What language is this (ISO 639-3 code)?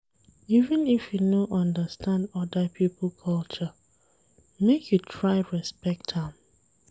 pcm